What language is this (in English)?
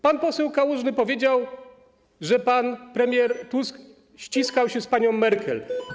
Polish